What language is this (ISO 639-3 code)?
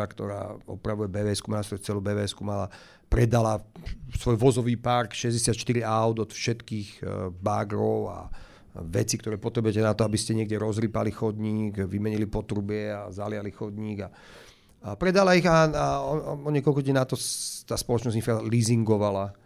slk